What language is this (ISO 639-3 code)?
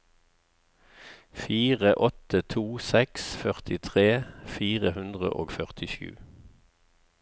nor